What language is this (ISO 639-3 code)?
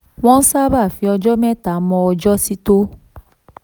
yor